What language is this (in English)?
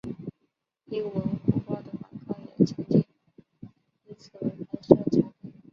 Chinese